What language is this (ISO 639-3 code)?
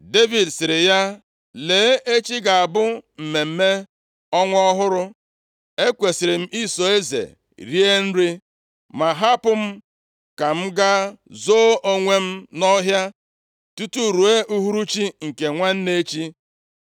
ibo